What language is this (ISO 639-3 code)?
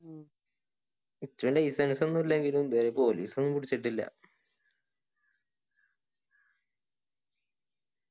mal